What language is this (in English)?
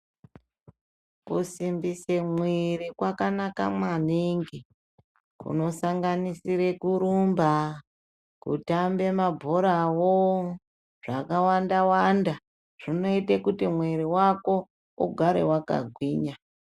Ndau